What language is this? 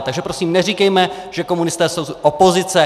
Czech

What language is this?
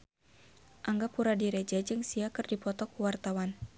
Sundanese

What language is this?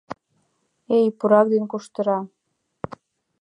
Mari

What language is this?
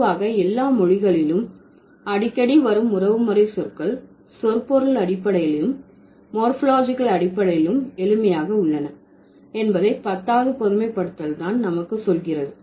Tamil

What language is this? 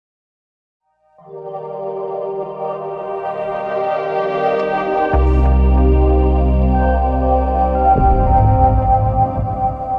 Indonesian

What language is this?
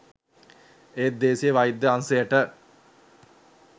Sinhala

